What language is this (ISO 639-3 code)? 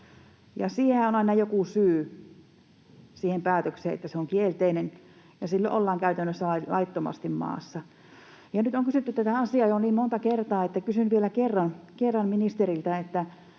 fin